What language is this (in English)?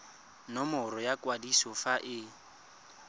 Tswana